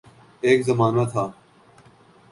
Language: Urdu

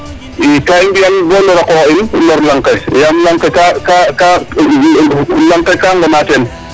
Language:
Serer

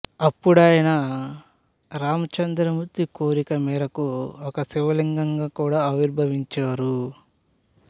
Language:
Telugu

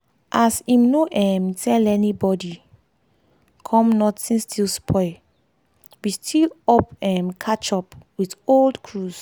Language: Nigerian Pidgin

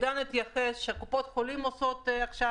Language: Hebrew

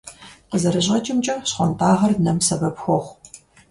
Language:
Kabardian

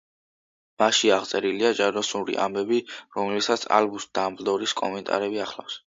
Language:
Georgian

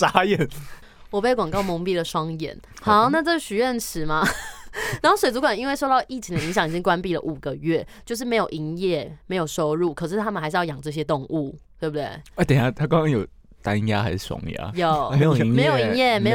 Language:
Chinese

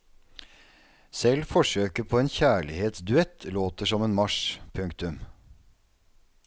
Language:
Norwegian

